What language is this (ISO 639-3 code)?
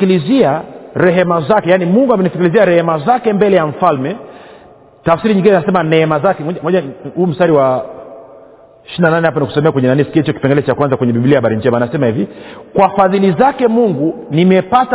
swa